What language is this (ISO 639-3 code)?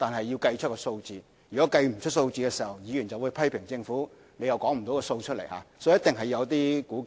yue